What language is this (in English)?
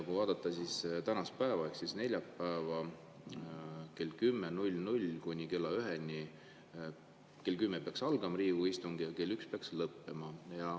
Estonian